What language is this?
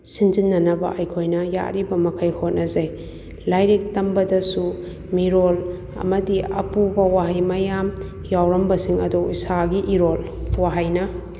Manipuri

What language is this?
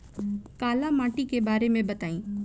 Bhojpuri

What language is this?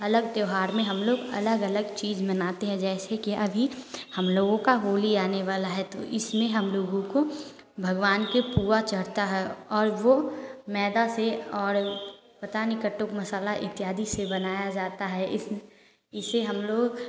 Hindi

